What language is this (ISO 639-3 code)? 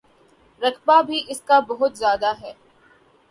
urd